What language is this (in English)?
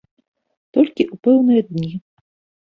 Belarusian